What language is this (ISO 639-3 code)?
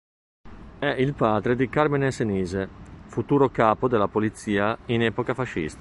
ita